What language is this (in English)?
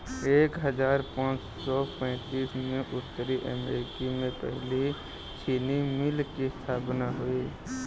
Hindi